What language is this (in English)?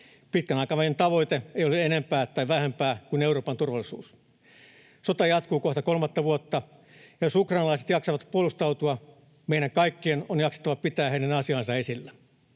Finnish